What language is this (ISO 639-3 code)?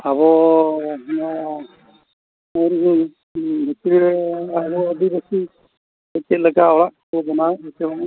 sat